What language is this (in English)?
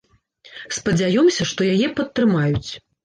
Belarusian